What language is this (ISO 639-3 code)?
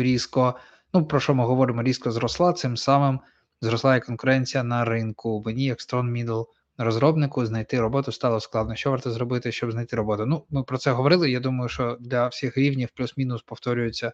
ukr